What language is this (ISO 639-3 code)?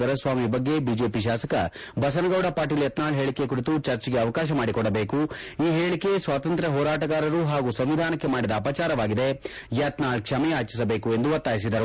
kan